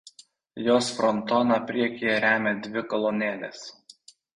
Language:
Lithuanian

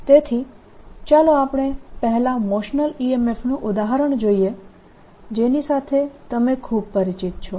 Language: Gujarati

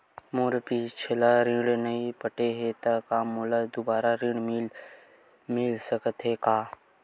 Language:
Chhattisgarhi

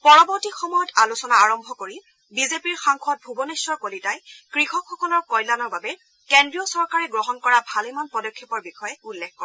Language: Assamese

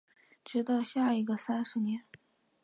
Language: Chinese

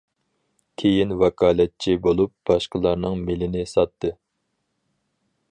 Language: Uyghur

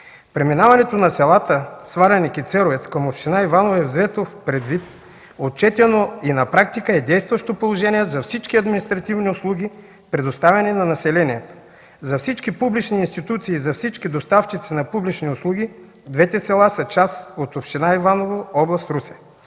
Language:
Bulgarian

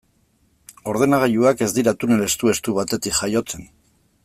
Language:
Basque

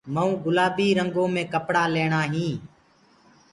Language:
Gurgula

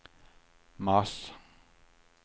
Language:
Swedish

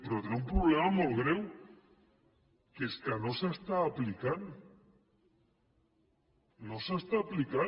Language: Catalan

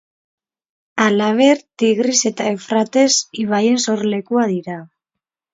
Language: Basque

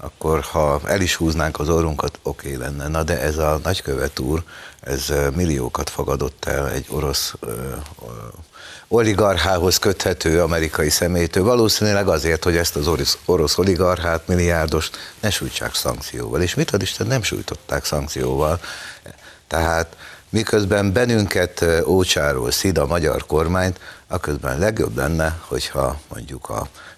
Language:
Hungarian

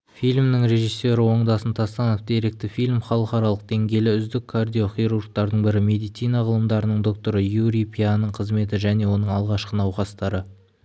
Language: Kazakh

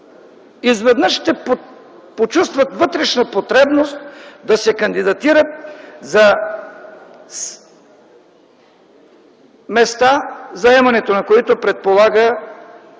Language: Bulgarian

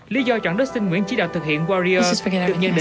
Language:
Vietnamese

